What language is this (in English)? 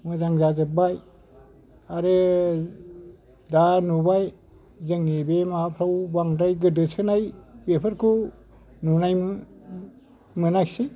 Bodo